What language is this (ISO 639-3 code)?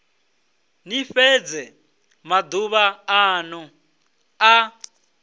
ven